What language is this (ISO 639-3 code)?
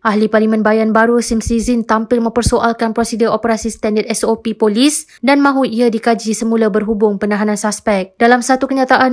msa